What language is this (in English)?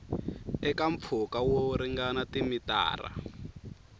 Tsonga